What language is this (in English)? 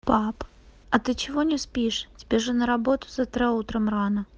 Russian